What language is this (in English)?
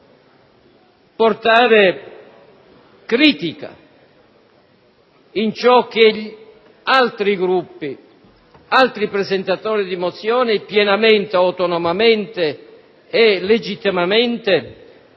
Italian